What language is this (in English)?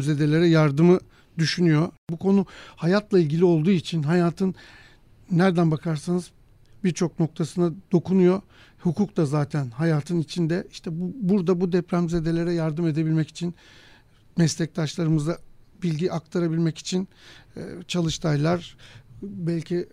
Turkish